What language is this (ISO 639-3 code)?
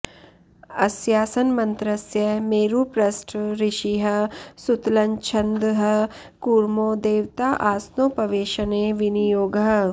san